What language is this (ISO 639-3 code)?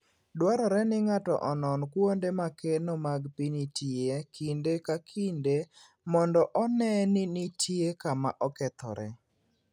luo